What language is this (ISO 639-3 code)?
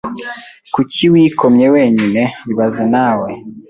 kin